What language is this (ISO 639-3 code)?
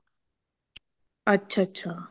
pan